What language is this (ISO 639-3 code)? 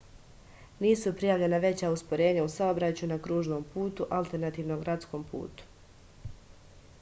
srp